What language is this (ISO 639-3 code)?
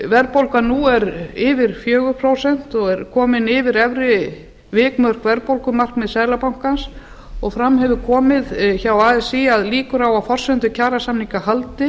isl